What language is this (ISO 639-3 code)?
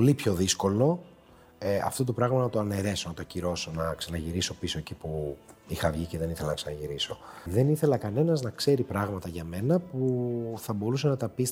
ell